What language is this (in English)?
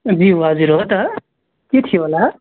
Nepali